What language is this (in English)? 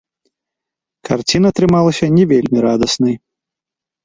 Belarusian